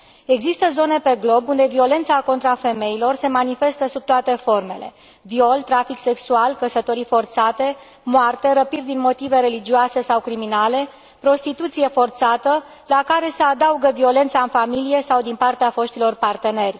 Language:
Romanian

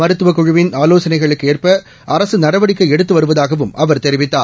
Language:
Tamil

